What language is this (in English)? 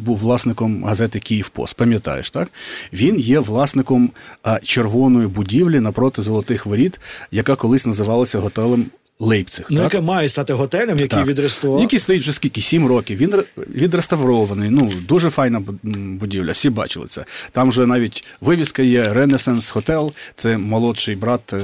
Ukrainian